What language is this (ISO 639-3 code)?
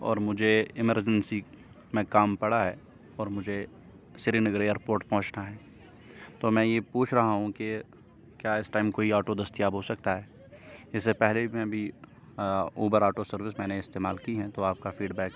urd